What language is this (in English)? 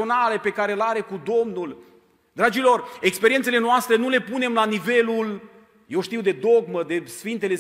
Romanian